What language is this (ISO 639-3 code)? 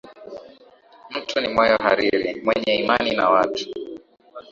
swa